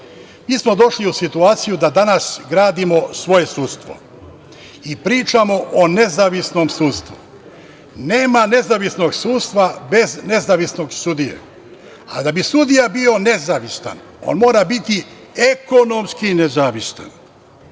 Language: Serbian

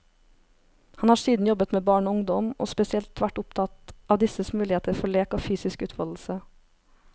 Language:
Norwegian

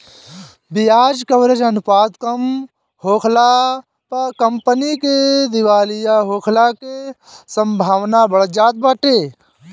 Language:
Bhojpuri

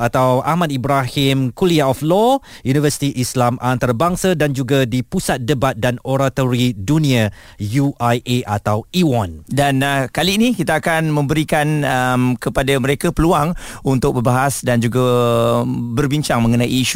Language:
Malay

